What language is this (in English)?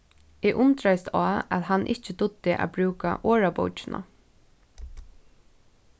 Faroese